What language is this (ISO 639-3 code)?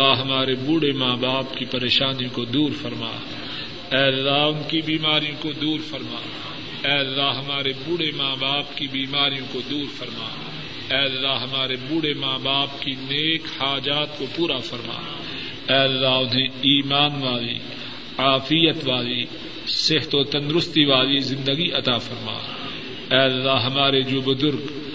urd